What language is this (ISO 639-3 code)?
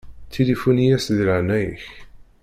kab